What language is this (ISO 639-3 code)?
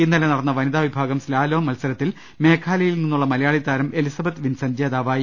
mal